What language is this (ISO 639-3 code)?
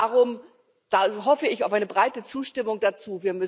deu